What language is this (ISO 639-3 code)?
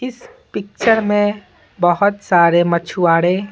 hin